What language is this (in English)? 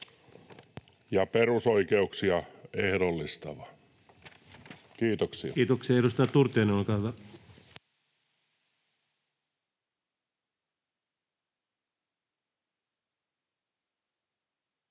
Finnish